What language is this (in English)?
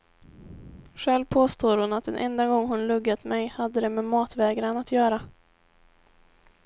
Swedish